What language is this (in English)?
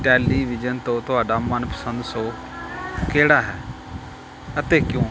Punjabi